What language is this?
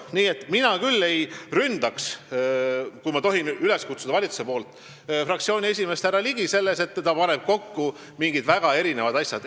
Estonian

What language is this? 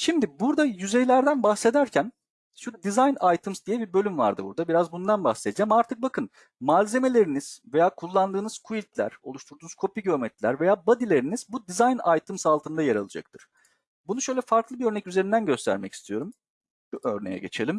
Turkish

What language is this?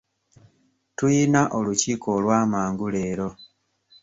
Ganda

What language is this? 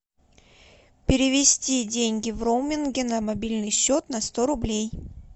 Russian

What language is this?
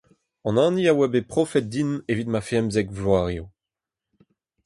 Breton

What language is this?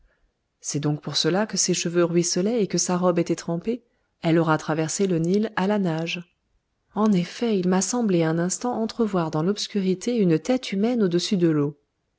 French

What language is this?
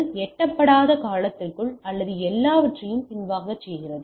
Tamil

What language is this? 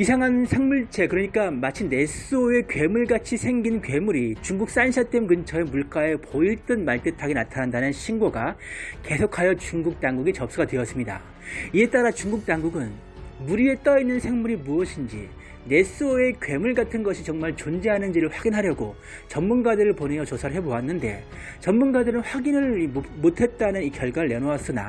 Korean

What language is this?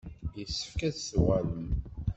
Kabyle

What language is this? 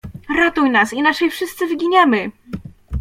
Polish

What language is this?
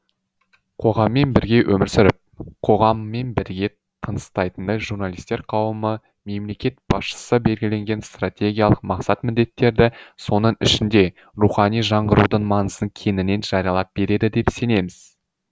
Kazakh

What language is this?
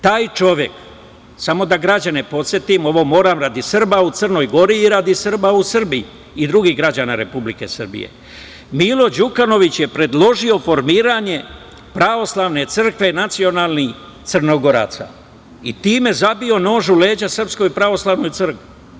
Serbian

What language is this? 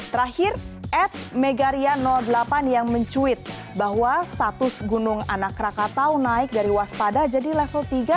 Indonesian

